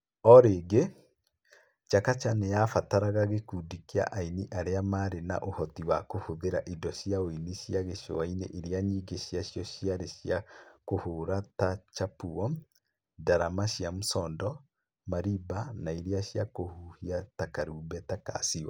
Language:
Kikuyu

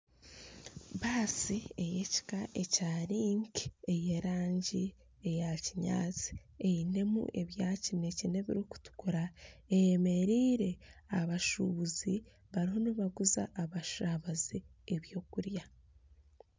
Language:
Nyankole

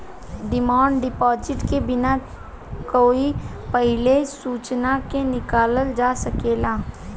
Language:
Bhojpuri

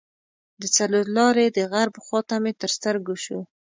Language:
Pashto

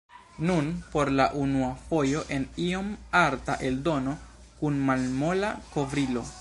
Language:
Esperanto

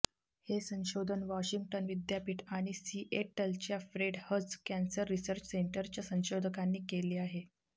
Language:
Marathi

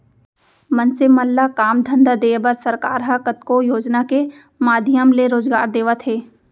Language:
Chhattisgarhi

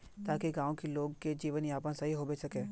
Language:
Magahi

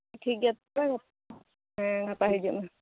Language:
Santali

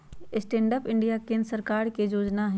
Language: Magahi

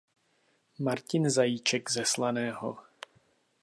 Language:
Czech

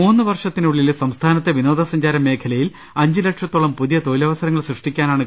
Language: Malayalam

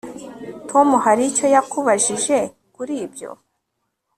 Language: Kinyarwanda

